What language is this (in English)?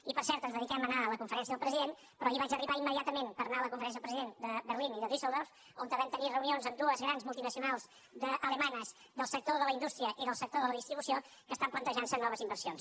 Catalan